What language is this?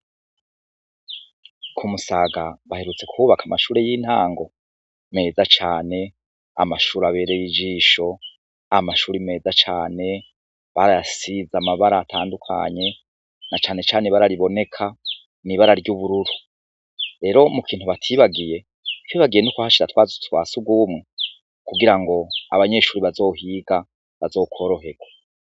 Rundi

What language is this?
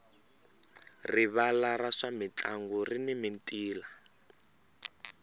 Tsonga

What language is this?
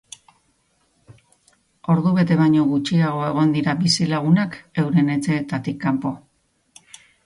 Basque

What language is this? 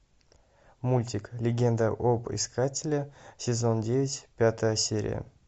Russian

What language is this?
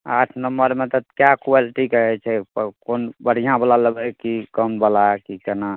Maithili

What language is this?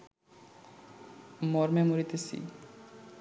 Bangla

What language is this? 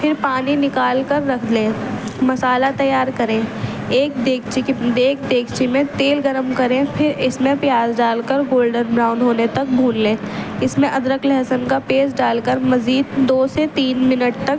Urdu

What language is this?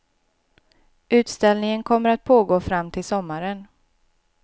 Swedish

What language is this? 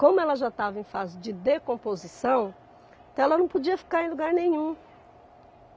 Portuguese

